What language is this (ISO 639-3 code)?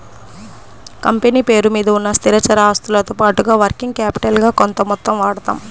tel